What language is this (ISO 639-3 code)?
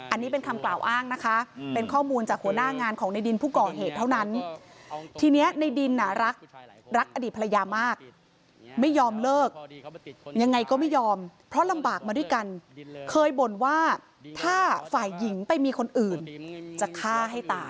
tha